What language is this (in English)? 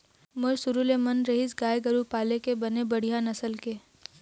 Chhattisgarhi